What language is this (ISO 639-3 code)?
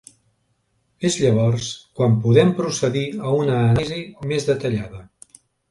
cat